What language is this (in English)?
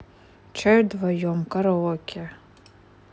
Russian